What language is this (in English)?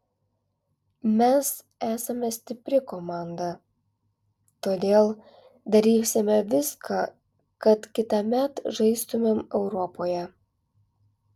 Lithuanian